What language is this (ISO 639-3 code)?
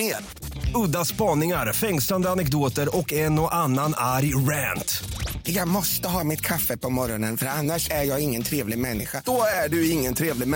swe